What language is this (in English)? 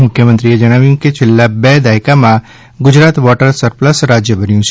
Gujarati